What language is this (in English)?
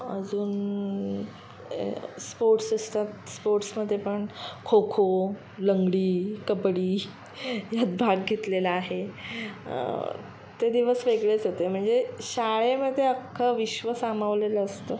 Marathi